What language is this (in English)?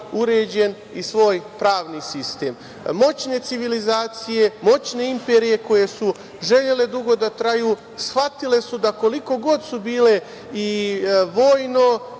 Serbian